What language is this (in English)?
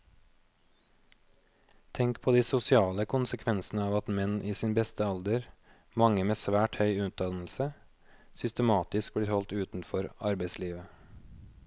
Norwegian